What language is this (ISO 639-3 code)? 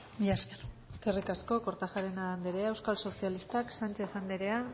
eus